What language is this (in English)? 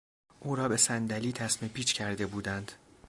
Persian